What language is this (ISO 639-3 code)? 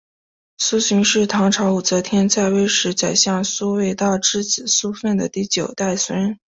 zho